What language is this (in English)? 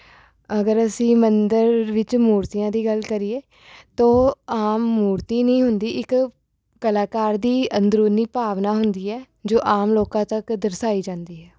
Punjabi